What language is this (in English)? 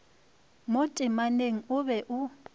Northern Sotho